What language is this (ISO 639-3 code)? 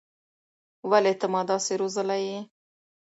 pus